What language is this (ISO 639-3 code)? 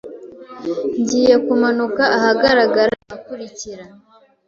kin